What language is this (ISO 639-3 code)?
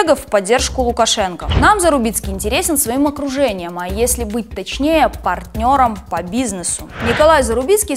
rus